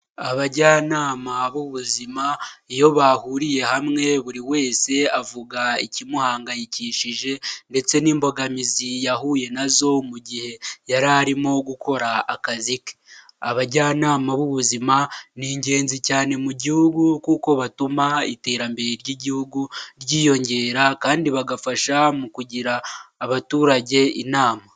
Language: Kinyarwanda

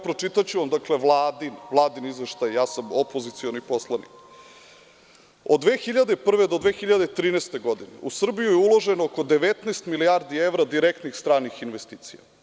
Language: Serbian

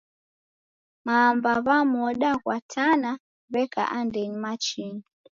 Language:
Taita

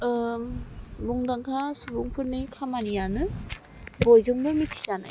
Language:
Bodo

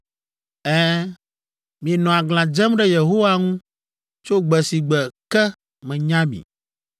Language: Ewe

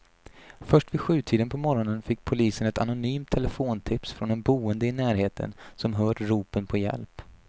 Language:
Swedish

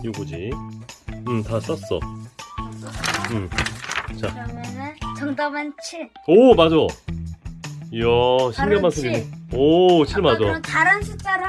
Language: Korean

